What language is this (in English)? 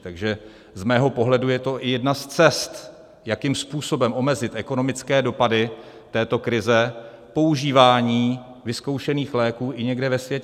Czech